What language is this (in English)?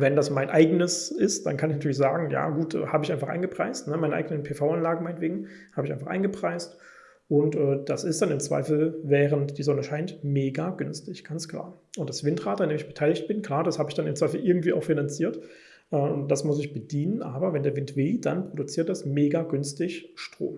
German